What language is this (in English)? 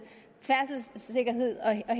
Danish